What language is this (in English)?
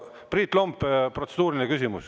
Estonian